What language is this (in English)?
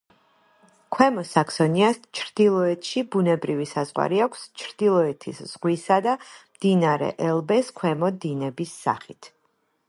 Georgian